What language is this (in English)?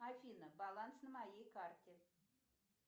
Russian